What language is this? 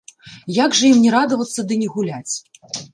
Belarusian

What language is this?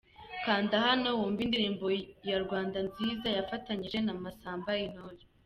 Kinyarwanda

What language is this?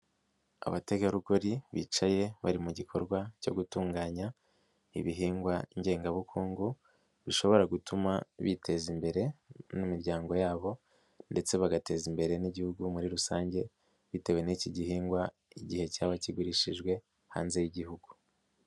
Kinyarwanda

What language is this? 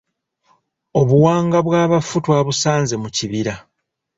Ganda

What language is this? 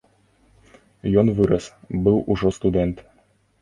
Belarusian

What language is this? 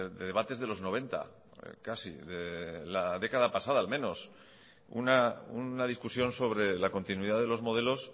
Spanish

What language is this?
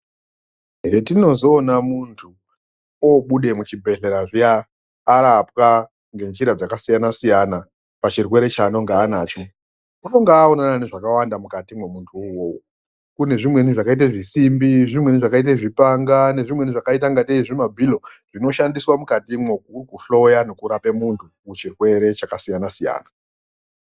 Ndau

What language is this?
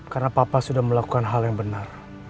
Indonesian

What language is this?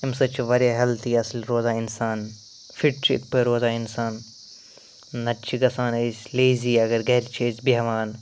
Kashmiri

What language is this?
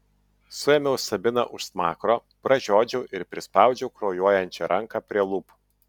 Lithuanian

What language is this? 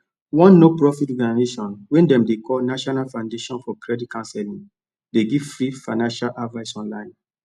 Nigerian Pidgin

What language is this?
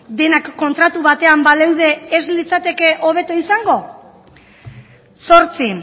Basque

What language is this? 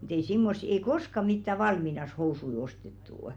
Finnish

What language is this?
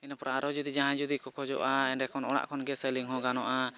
Santali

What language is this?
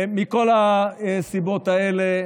Hebrew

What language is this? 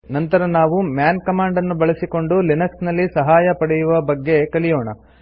Kannada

